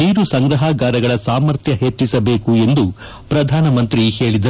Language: Kannada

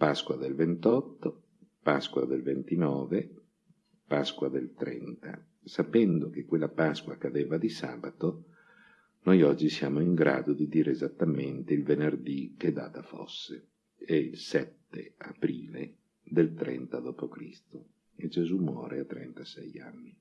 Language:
Italian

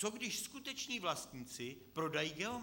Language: Czech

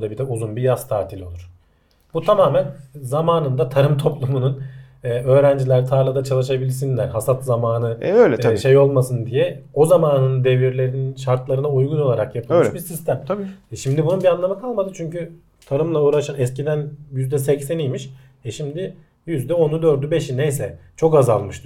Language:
Turkish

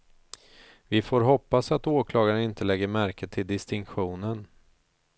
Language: Swedish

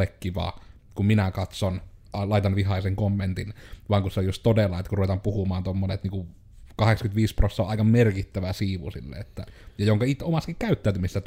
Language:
Finnish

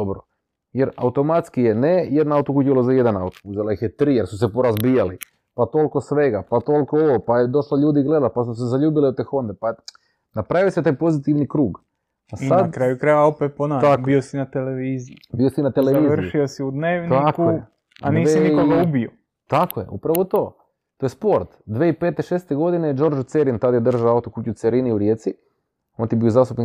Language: Croatian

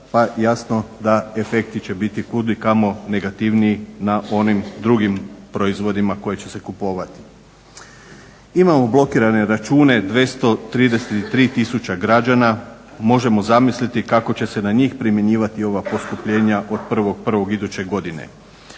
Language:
Croatian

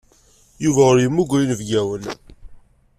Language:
Kabyle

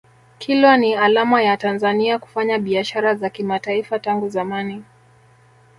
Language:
Swahili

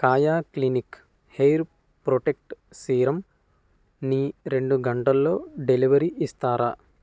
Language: Telugu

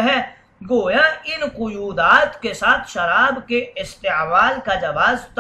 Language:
Arabic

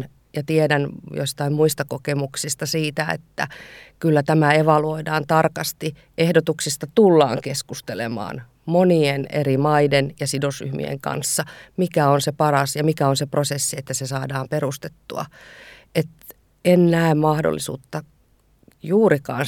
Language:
Finnish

